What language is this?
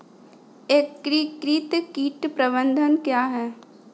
Hindi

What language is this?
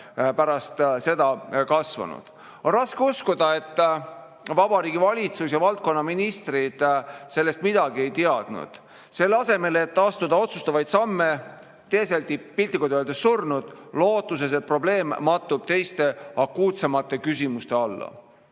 Estonian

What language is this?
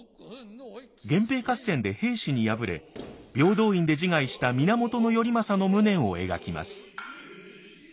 Japanese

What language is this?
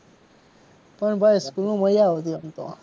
Gujarati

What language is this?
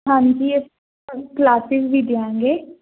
Punjabi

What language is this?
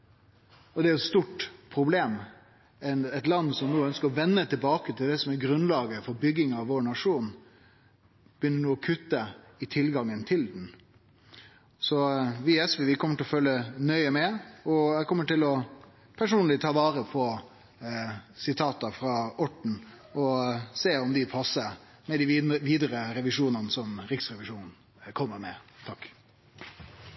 Norwegian Nynorsk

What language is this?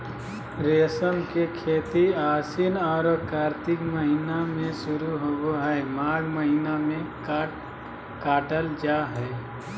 Magahi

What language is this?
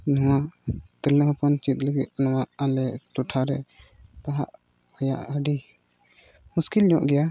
Santali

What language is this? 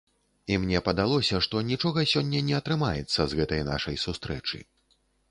Belarusian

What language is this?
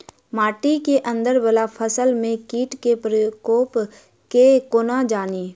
Maithili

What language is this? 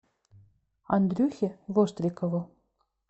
Russian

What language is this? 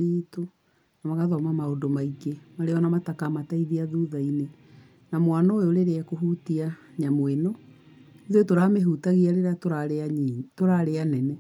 Kikuyu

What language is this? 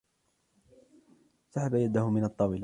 Arabic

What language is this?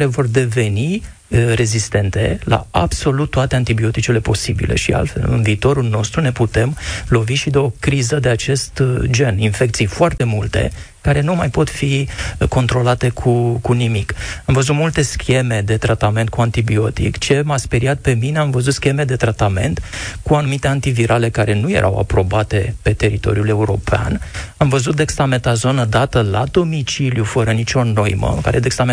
Romanian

